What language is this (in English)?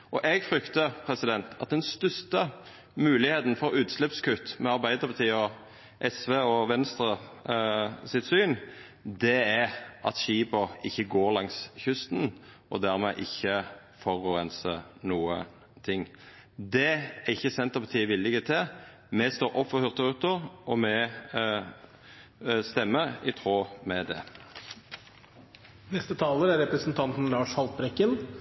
Norwegian